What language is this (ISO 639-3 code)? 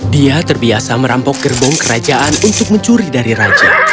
ind